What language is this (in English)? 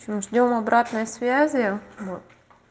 Russian